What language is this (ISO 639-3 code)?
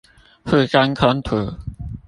zho